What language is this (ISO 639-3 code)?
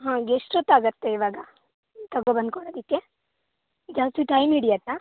kan